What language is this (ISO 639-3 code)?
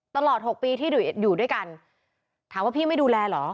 tha